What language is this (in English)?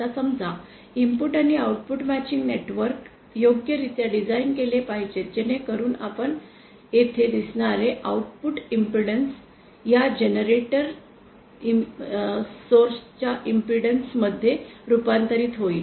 Marathi